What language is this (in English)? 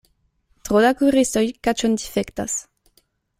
Esperanto